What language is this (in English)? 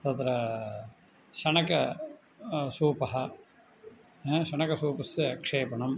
Sanskrit